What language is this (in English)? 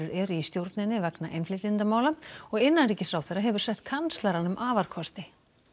Icelandic